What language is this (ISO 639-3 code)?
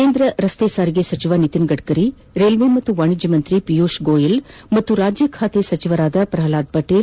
kan